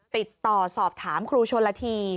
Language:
Thai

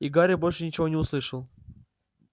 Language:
Russian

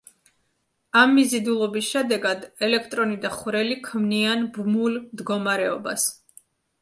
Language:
Georgian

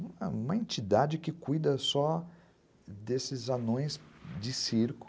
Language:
Portuguese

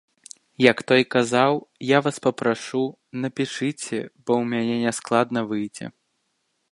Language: Belarusian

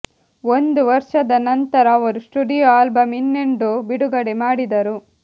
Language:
Kannada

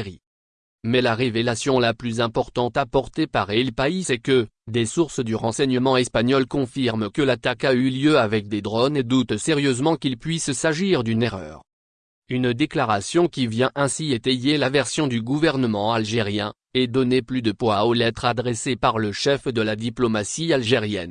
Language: French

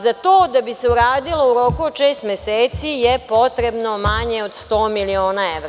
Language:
Serbian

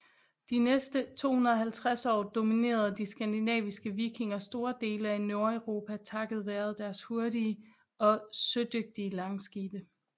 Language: Danish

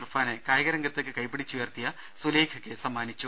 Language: Malayalam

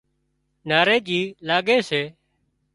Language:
Wadiyara Koli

